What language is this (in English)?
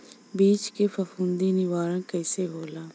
Bhojpuri